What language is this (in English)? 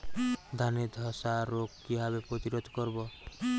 Bangla